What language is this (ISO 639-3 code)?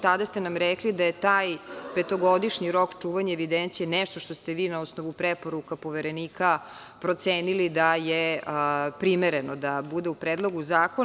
srp